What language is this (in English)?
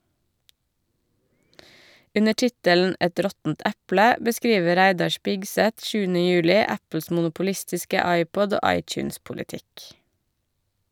Norwegian